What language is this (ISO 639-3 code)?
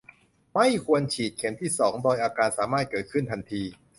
tha